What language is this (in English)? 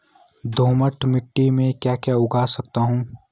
Hindi